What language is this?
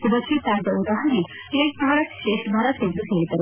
Kannada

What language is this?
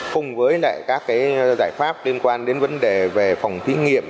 Vietnamese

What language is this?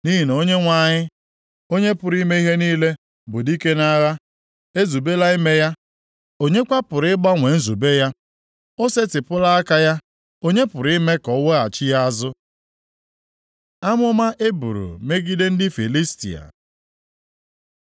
Igbo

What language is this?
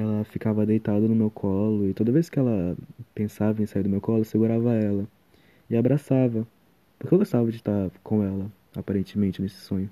Portuguese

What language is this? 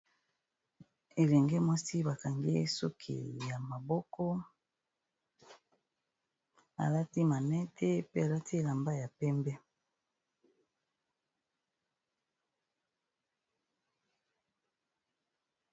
Lingala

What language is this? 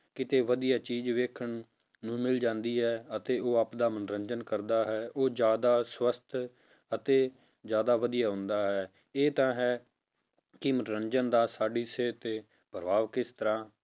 Punjabi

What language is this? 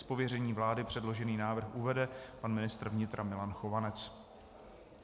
Czech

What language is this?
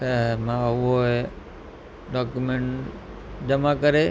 Sindhi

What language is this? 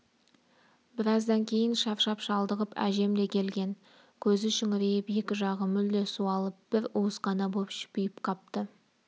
Kazakh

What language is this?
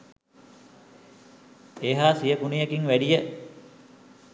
Sinhala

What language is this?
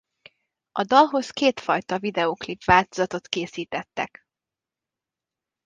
Hungarian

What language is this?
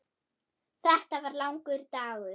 Icelandic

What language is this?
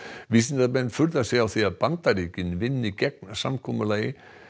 Icelandic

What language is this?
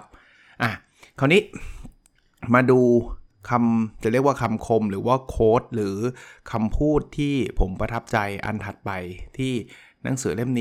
Thai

